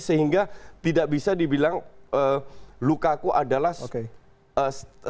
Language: Indonesian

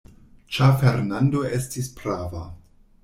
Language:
Esperanto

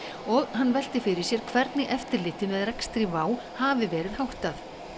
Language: Icelandic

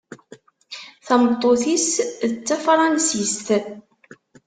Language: Kabyle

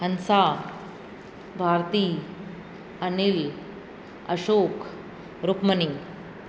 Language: Sindhi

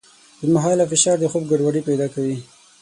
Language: Pashto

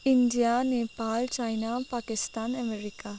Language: Nepali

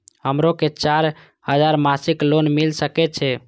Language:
Maithili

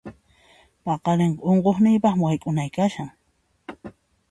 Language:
Puno Quechua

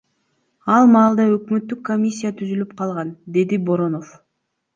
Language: Kyrgyz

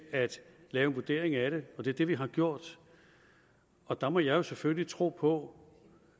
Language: Danish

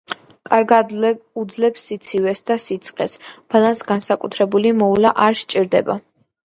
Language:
Georgian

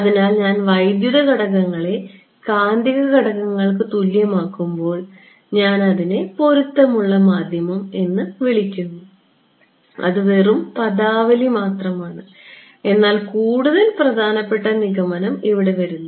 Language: Malayalam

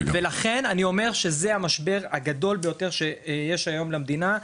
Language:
Hebrew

